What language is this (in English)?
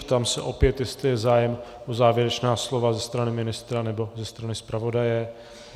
Czech